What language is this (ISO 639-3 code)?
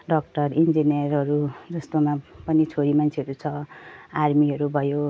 nep